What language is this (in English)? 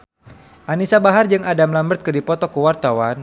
Sundanese